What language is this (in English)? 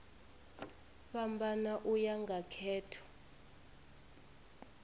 Venda